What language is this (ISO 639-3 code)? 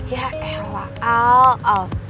ind